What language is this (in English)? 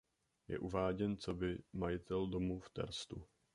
Czech